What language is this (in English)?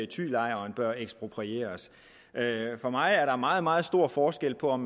Danish